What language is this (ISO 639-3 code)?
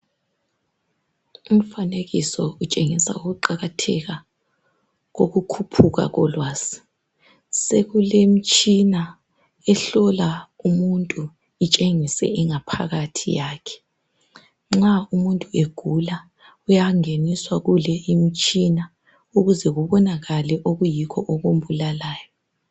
nde